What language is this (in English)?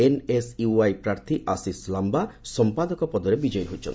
Odia